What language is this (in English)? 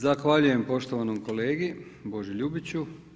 Croatian